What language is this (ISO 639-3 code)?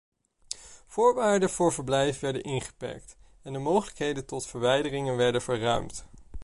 nld